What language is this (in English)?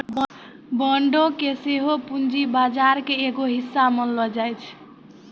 Maithili